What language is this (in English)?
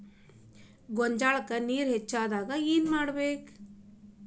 Kannada